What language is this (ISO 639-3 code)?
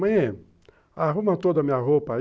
por